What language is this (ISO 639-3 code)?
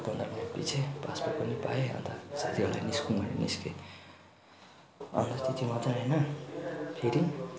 nep